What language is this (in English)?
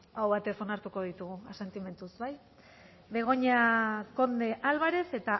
Basque